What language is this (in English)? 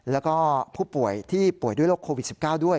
Thai